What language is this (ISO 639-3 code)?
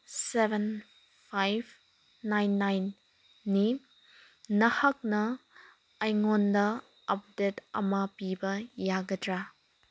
mni